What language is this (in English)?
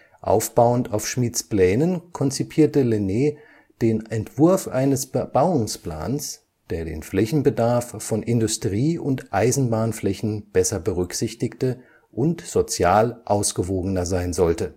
German